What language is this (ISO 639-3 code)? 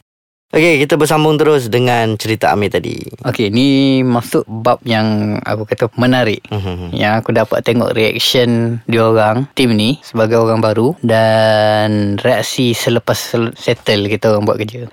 msa